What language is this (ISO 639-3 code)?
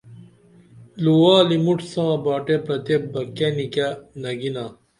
dml